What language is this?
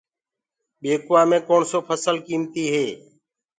Gurgula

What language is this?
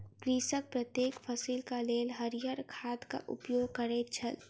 Maithili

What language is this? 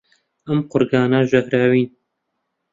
Central Kurdish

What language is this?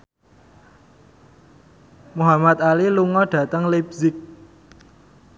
Javanese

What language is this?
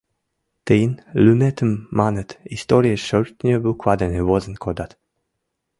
Mari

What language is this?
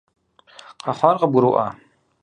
Kabardian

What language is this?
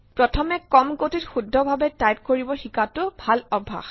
Assamese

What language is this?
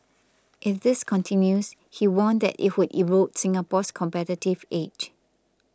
English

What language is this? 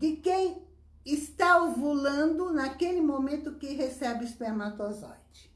Portuguese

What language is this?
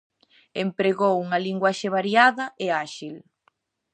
Galician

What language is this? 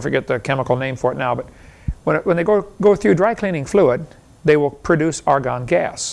English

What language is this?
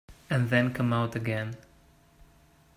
English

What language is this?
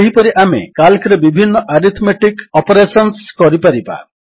Odia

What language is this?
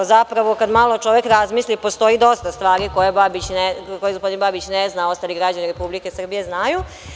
Serbian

